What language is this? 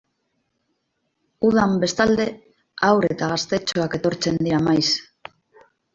Basque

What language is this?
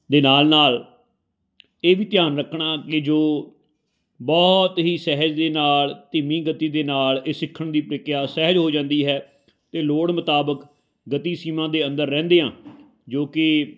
Punjabi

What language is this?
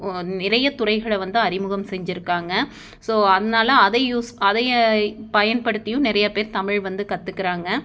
Tamil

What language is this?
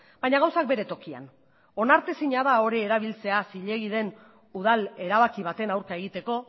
Basque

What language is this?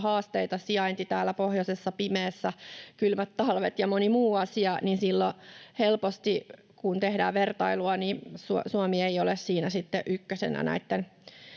Finnish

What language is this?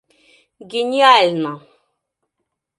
Mari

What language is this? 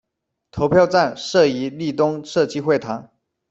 Chinese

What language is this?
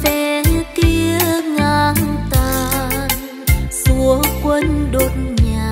Vietnamese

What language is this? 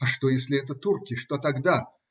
Russian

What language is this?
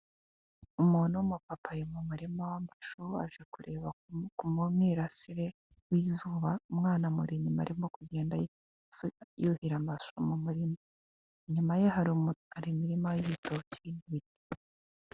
Kinyarwanda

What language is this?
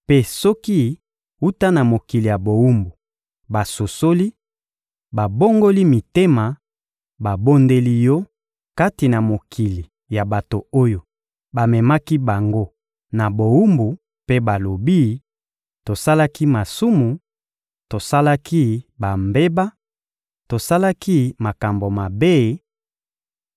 Lingala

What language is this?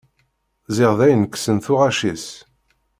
Kabyle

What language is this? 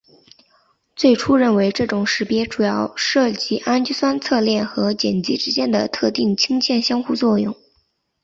Chinese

